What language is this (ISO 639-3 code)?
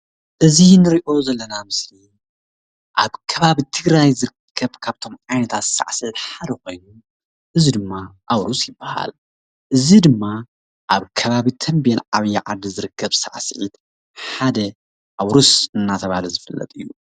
tir